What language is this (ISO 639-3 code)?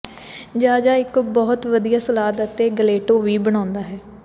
pan